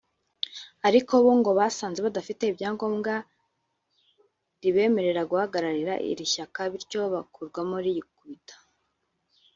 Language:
Kinyarwanda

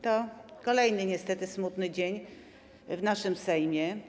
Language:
Polish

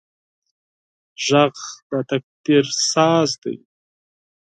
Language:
Pashto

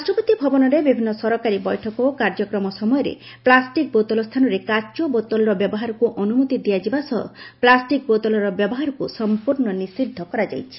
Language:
Odia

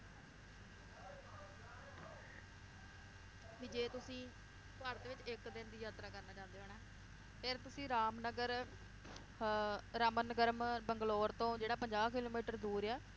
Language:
Punjabi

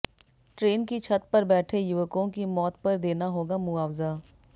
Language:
Hindi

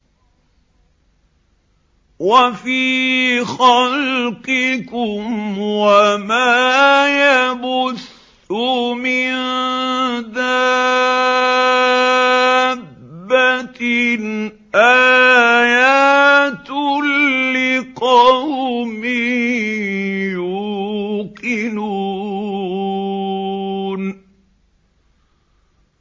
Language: Arabic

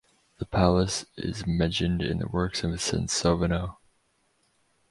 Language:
English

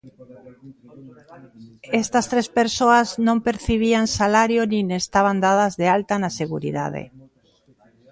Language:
Galician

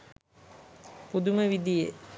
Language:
Sinhala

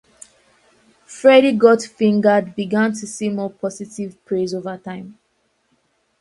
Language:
English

